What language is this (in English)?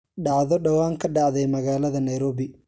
Somali